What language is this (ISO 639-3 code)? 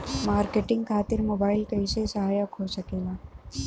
bho